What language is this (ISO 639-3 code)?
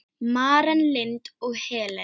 isl